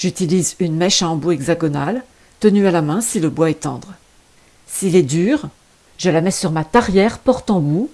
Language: French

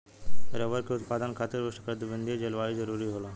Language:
Bhojpuri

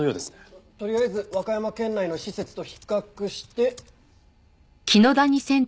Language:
Japanese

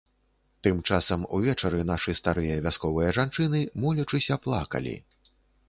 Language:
Belarusian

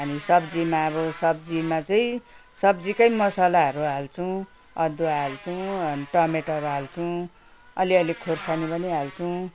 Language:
Nepali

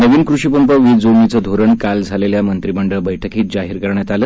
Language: Marathi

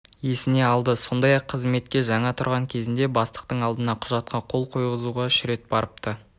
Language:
Kazakh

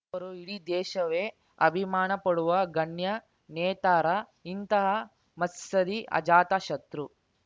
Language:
Kannada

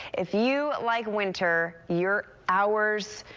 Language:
English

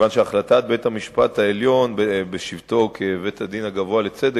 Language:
Hebrew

